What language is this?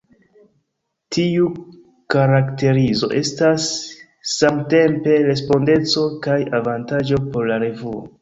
Esperanto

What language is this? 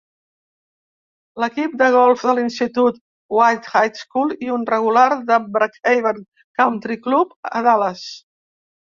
Catalan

